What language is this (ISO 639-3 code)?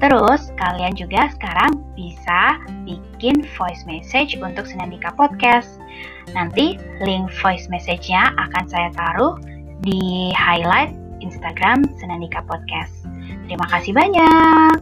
ind